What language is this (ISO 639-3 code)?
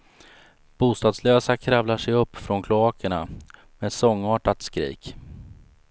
swe